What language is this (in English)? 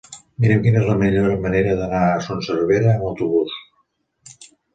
Catalan